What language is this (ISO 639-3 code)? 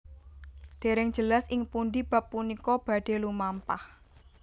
jav